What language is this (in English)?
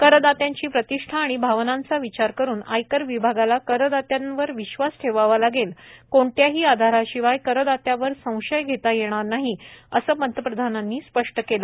Marathi